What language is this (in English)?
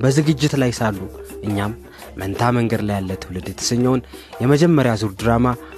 Amharic